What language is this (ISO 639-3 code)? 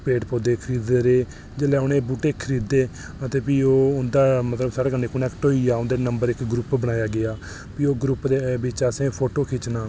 doi